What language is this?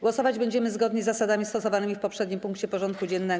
Polish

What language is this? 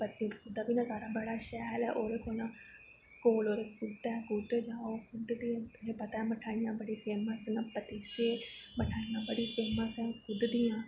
Dogri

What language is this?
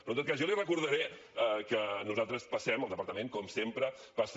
Catalan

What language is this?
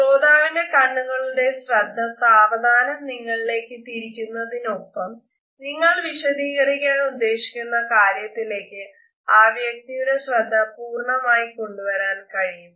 Malayalam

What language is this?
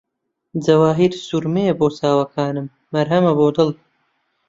Central Kurdish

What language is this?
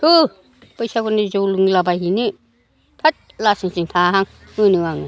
Bodo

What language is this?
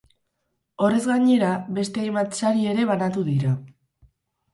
Basque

